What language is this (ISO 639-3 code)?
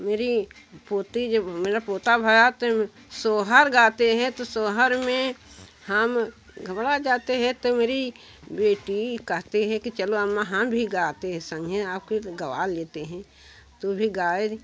hin